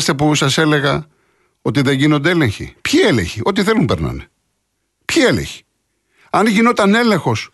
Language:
Greek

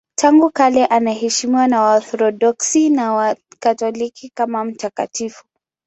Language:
Swahili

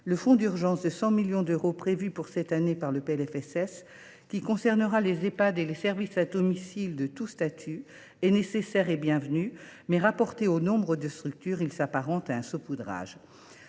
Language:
French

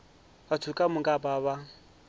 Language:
Northern Sotho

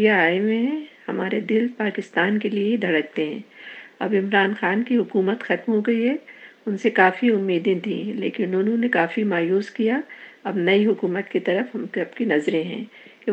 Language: Urdu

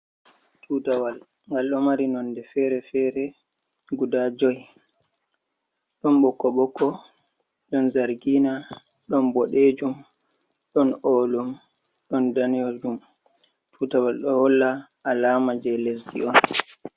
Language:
Fula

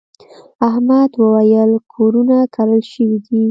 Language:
Pashto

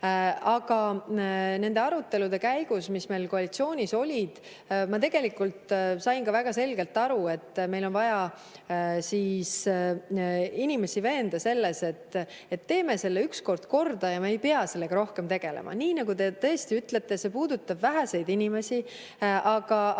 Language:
Estonian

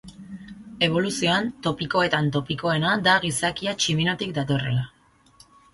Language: Basque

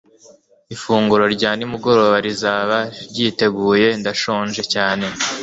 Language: Kinyarwanda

